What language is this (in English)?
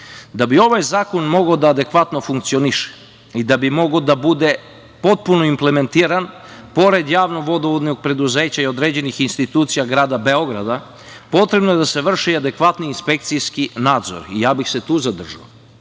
Serbian